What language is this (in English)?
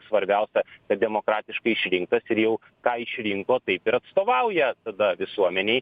Lithuanian